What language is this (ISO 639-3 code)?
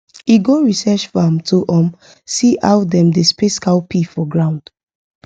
pcm